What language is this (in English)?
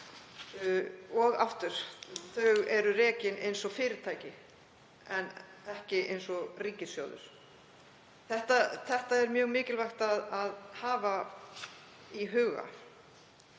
Icelandic